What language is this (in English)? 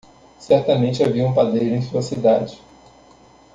Portuguese